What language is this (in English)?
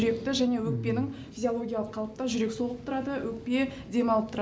Kazakh